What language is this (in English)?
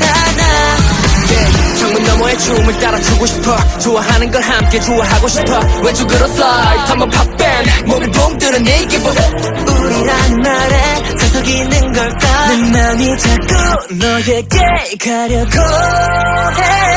Korean